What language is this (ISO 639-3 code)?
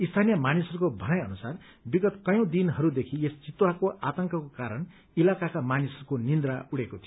nep